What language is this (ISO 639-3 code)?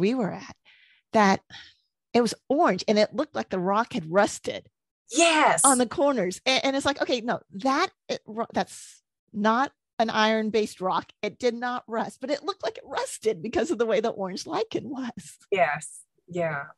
eng